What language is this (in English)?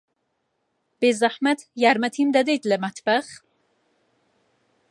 Central Kurdish